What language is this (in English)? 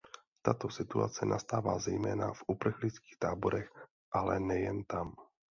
Czech